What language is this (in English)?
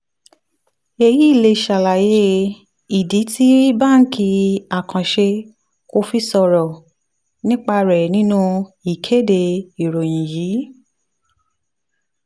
Yoruba